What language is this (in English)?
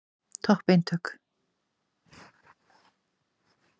Icelandic